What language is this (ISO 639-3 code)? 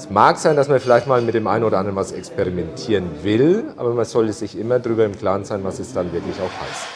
deu